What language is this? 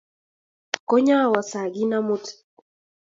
Kalenjin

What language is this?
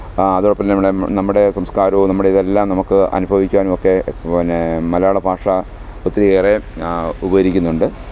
Malayalam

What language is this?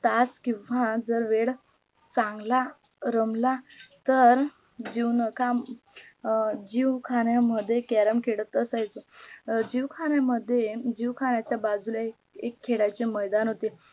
Marathi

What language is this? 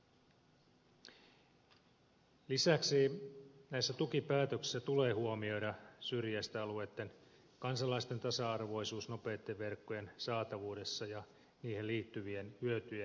Finnish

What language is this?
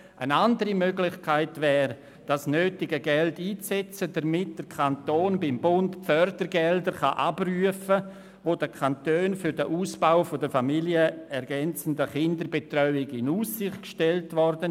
Swiss German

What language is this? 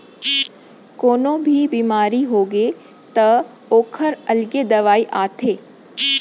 Chhattisgarhi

